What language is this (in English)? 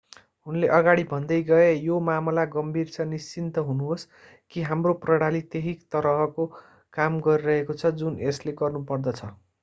Nepali